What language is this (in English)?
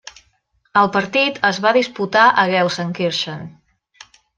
Catalan